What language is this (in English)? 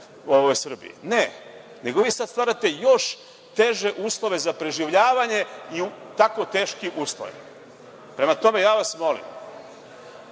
Serbian